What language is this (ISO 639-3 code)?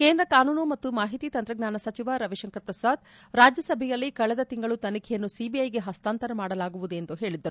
kan